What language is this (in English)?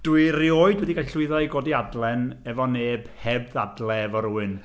Welsh